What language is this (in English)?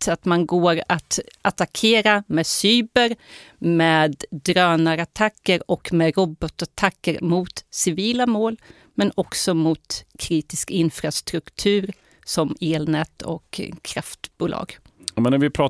Swedish